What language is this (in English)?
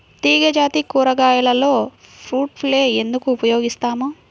Telugu